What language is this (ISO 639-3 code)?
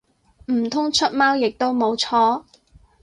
yue